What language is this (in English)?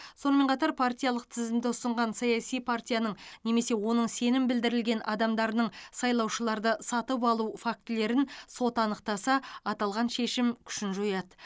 Kazakh